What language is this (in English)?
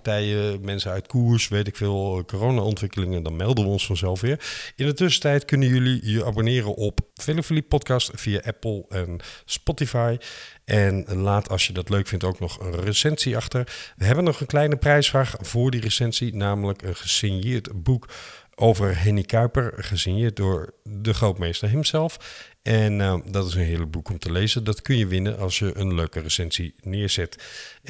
Dutch